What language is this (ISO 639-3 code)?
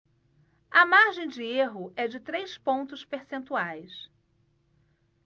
por